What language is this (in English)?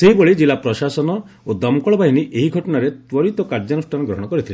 Odia